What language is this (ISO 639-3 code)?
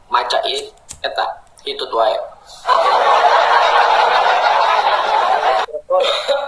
ind